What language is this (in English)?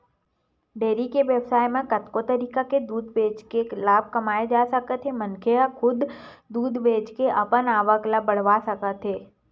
Chhattisgarhi